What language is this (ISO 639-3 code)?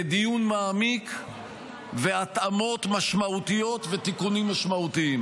heb